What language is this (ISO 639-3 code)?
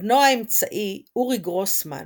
heb